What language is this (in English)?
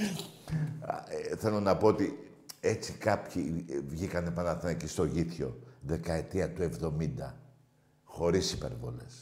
Greek